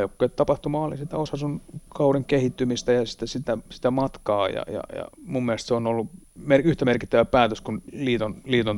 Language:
Finnish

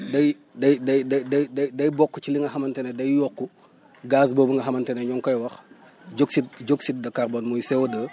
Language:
Wolof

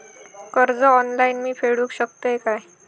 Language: Marathi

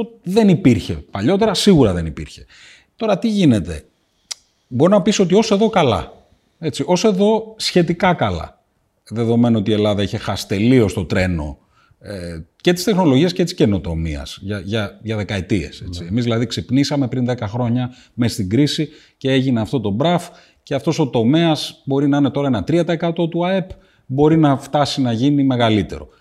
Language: Greek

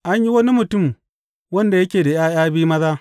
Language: Hausa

